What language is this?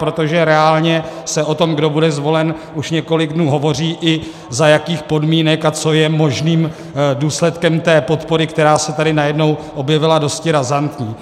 Czech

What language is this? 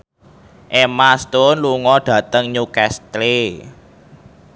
Javanese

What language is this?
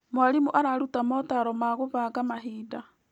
Kikuyu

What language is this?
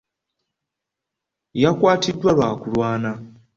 Ganda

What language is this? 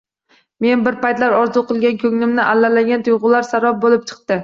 Uzbek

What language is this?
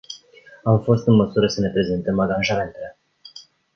Romanian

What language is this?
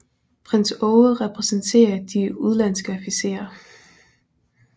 Danish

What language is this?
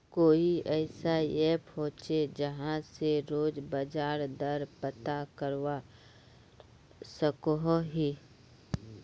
Magahi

